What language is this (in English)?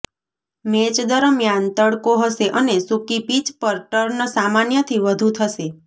Gujarati